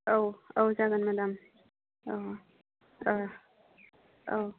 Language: Bodo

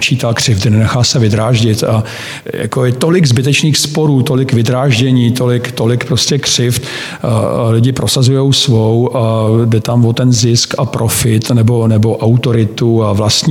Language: Czech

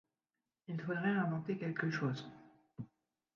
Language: French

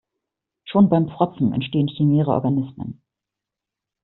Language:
German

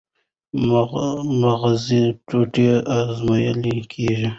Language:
Pashto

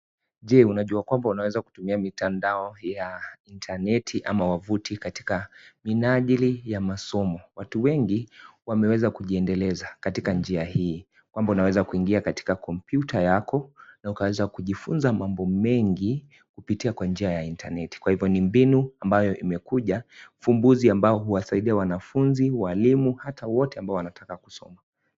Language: Swahili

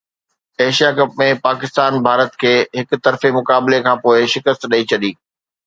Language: Sindhi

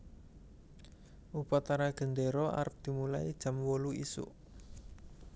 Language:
Javanese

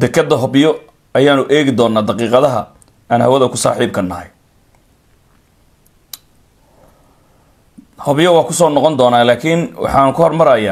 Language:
Arabic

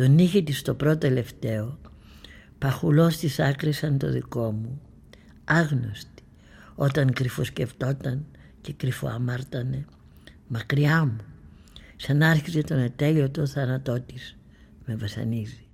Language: Greek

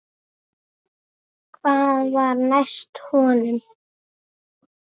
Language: Icelandic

